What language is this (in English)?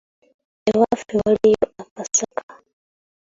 Ganda